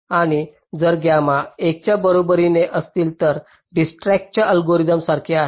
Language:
Marathi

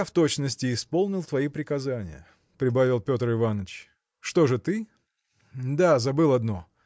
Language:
Russian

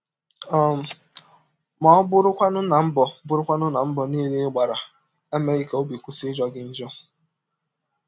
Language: Igbo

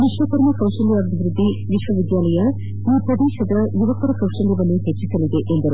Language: Kannada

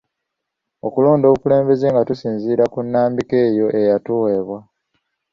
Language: Ganda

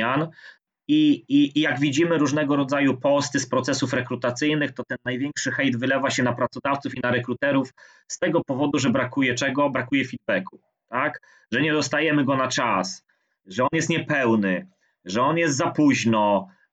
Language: Polish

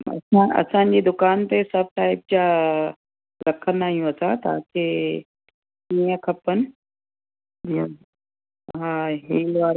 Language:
Sindhi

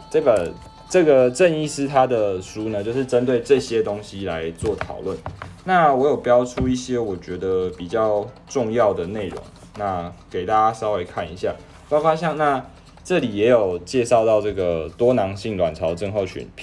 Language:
Chinese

